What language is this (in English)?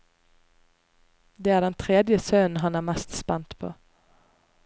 Norwegian